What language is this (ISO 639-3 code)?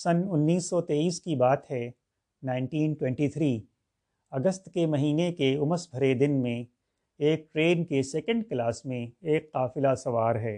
urd